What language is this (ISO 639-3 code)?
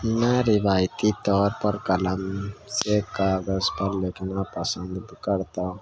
urd